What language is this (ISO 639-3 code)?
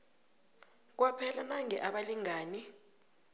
nbl